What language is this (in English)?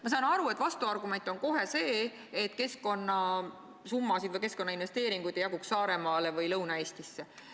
Estonian